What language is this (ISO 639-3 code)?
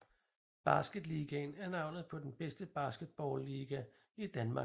dan